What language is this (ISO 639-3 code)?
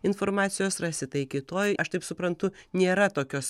lit